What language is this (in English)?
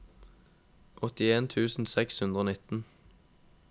Norwegian